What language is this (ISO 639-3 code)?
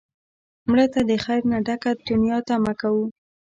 pus